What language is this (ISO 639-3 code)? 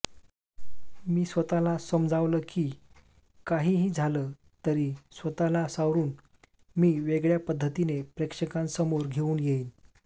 mar